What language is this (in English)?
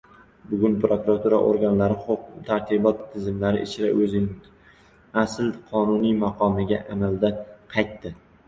Uzbek